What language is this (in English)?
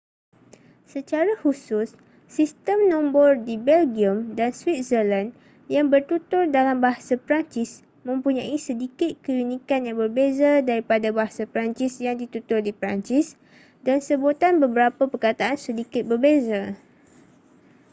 Malay